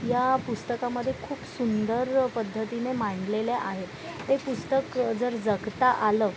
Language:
Marathi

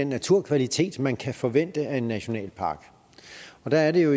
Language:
Danish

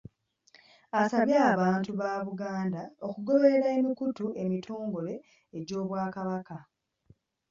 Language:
Ganda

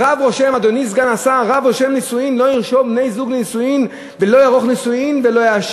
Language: Hebrew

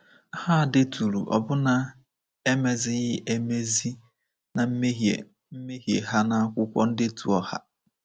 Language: Igbo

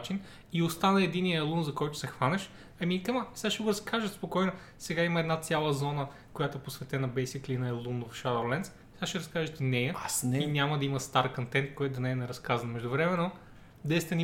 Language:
Bulgarian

